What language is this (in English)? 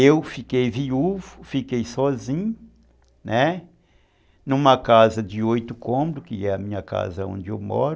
Portuguese